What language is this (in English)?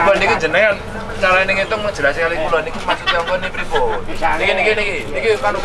Indonesian